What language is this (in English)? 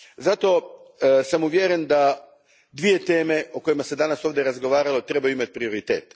Croatian